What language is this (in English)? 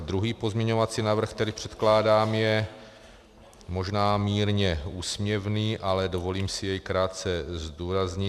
Czech